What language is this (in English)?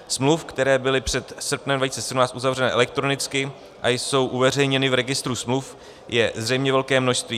Czech